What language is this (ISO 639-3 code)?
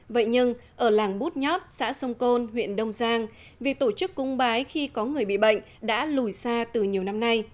vie